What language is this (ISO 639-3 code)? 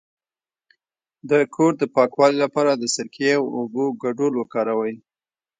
pus